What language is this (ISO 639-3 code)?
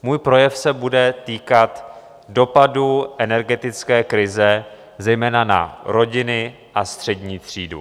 ces